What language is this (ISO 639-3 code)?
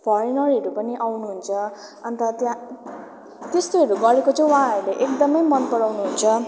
nep